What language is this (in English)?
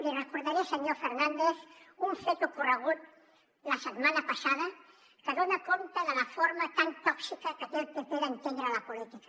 Catalan